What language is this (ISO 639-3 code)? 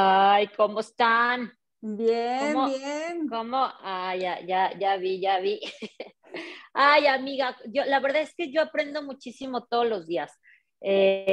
spa